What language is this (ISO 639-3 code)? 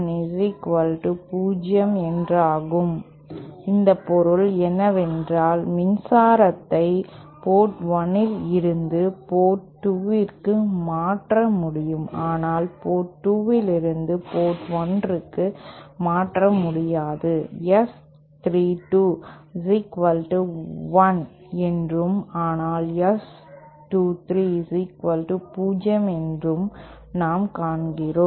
tam